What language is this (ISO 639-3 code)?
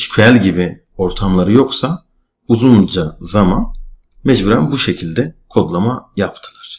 tur